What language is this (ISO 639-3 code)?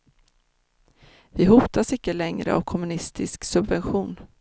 swe